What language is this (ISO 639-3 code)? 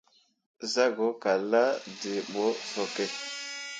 mua